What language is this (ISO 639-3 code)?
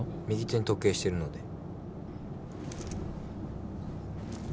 jpn